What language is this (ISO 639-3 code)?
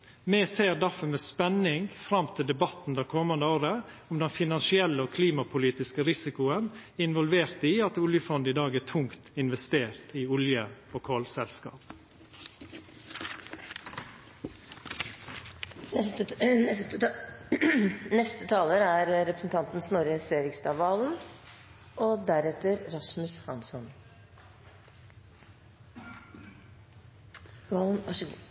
nor